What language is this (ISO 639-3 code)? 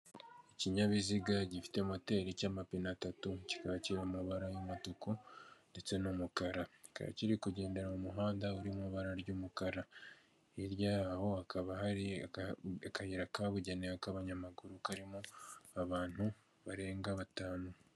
kin